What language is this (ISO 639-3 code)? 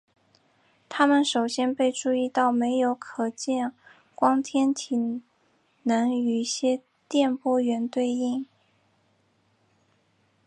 zho